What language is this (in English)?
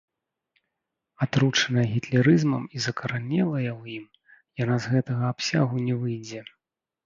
Belarusian